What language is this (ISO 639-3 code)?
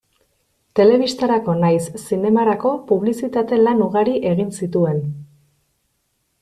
eus